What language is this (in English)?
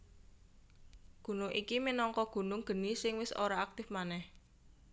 Javanese